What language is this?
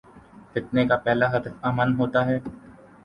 Urdu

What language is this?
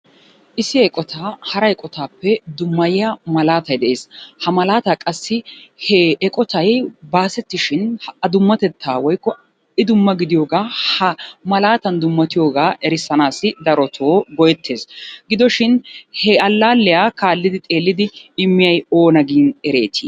Wolaytta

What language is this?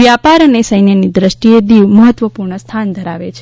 Gujarati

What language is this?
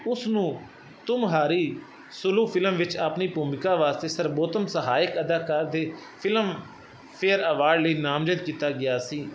Punjabi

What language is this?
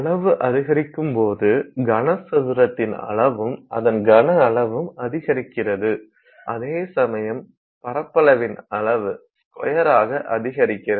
Tamil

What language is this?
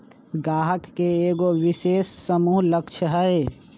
Magahi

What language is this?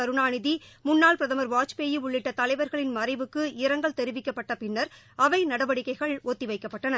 Tamil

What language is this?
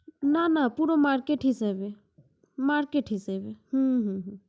Bangla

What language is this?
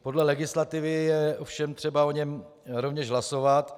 Czech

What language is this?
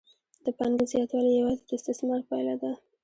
Pashto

